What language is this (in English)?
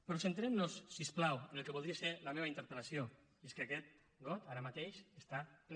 Catalan